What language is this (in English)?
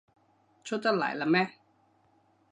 Cantonese